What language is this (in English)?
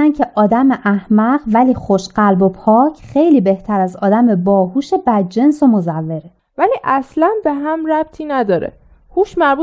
Persian